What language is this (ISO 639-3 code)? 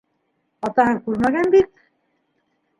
bak